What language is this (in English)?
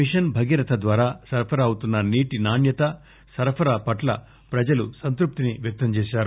Telugu